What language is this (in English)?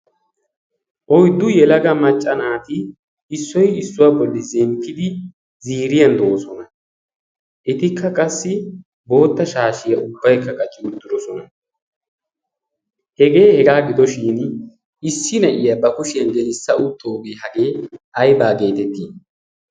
Wolaytta